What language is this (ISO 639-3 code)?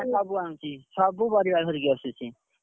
ori